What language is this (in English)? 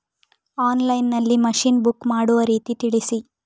Kannada